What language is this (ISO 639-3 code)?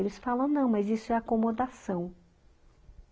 por